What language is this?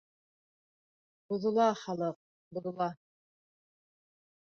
Bashkir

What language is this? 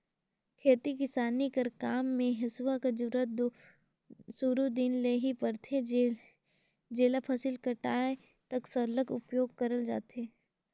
Chhattisgarhi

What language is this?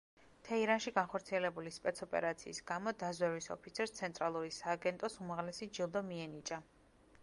Georgian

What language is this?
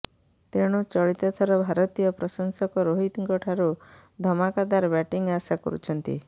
Odia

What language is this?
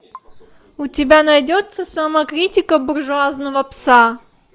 Russian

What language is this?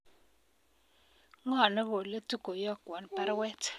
Kalenjin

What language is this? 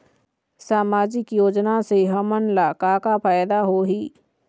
Chhattisgarhi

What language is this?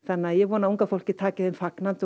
Icelandic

